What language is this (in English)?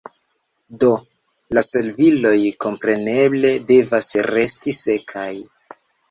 Esperanto